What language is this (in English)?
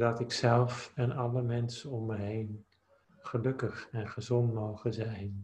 Dutch